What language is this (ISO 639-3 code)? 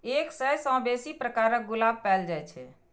mai